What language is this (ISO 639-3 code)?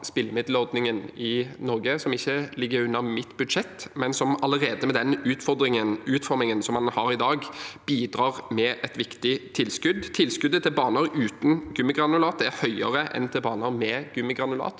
nor